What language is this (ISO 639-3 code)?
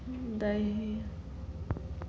mai